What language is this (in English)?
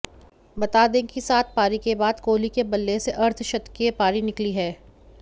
Hindi